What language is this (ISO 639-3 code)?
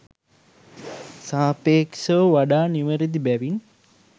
sin